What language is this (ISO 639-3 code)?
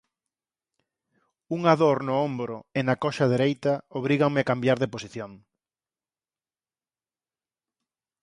glg